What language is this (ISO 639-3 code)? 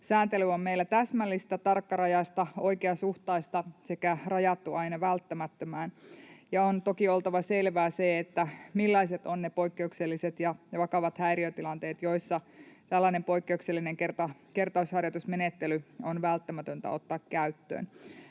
fin